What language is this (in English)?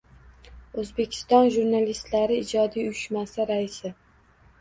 Uzbek